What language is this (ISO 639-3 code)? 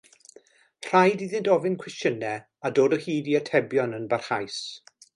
cym